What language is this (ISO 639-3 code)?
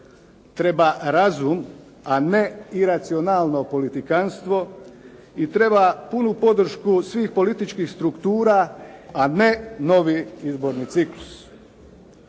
hrv